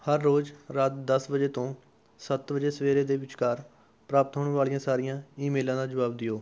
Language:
Punjabi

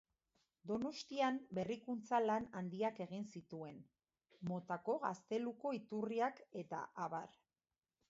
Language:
Basque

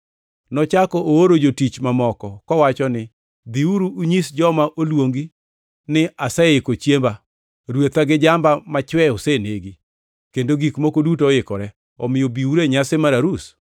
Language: Luo (Kenya and Tanzania)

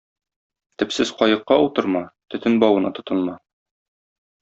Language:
Tatar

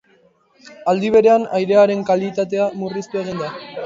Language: Basque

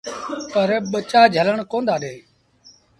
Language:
Sindhi Bhil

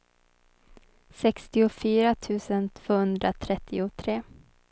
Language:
Swedish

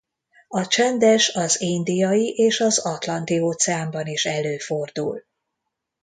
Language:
Hungarian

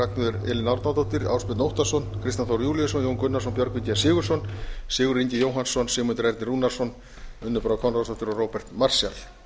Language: Icelandic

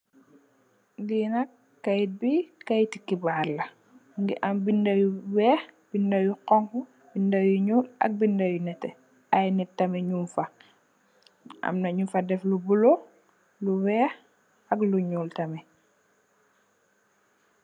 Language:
Wolof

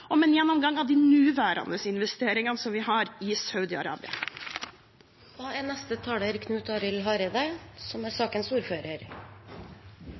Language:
Norwegian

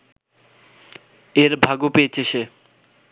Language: Bangla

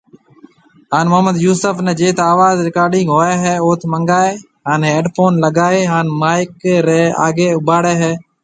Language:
Marwari (Pakistan)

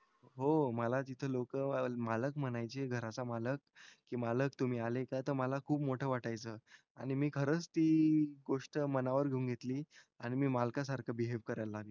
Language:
Marathi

